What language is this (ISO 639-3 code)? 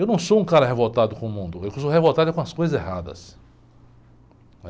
por